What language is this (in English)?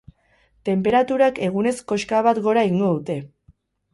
Basque